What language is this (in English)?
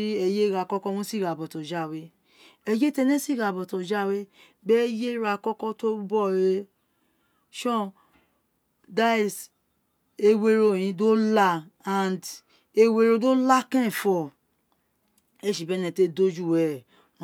Isekiri